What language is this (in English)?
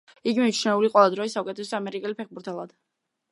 Georgian